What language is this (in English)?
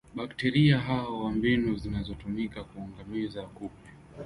Swahili